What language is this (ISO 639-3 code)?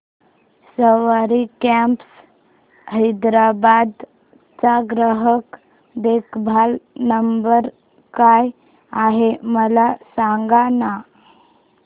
mar